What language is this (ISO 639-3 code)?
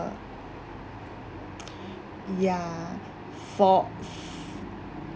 eng